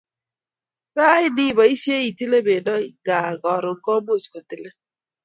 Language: Kalenjin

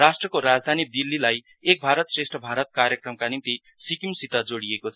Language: Nepali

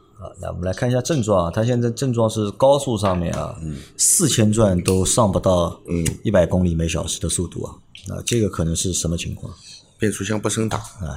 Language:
Chinese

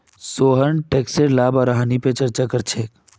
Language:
Magahi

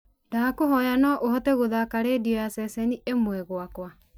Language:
Kikuyu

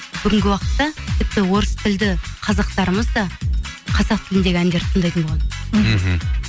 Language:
Kazakh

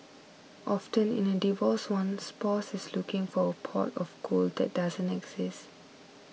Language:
English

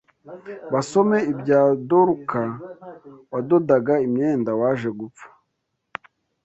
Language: Kinyarwanda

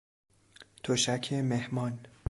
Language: Persian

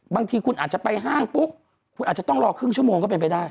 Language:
Thai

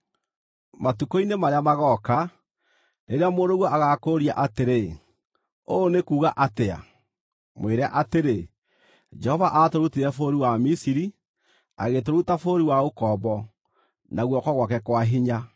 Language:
Kikuyu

